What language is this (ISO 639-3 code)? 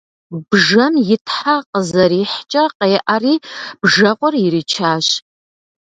kbd